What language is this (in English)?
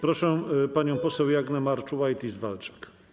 Polish